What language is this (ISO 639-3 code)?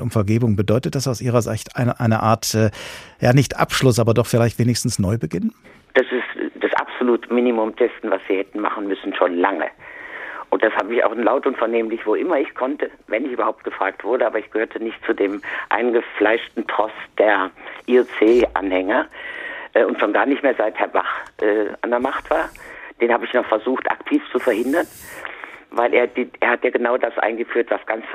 deu